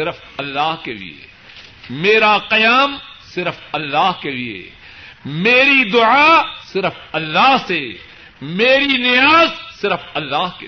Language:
Urdu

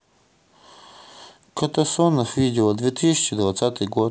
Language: Russian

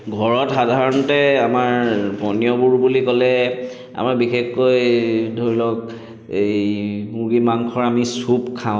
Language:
Assamese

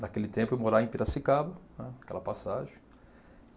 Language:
Portuguese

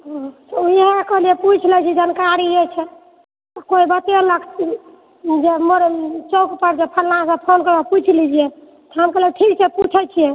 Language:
Maithili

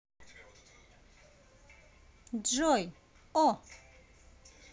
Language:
Russian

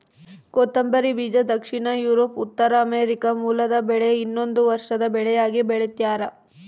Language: Kannada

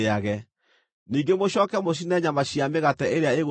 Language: Kikuyu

